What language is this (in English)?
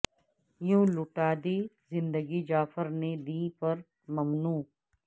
Urdu